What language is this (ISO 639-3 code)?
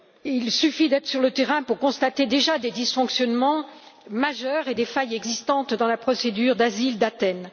fra